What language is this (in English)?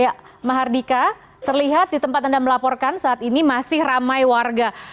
Indonesian